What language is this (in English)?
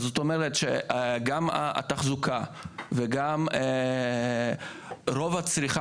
Hebrew